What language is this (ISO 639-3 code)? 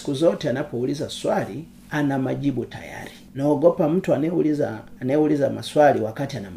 swa